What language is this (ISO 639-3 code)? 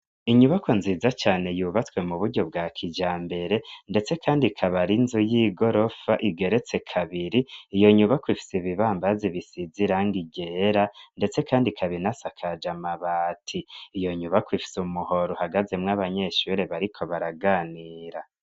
run